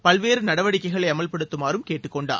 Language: Tamil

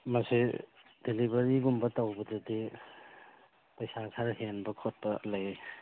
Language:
Manipuri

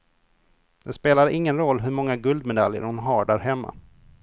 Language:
Swedish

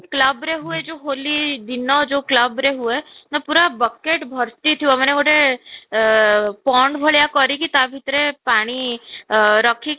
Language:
Odia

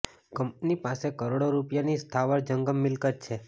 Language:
Gujarati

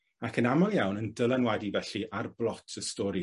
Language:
Welsh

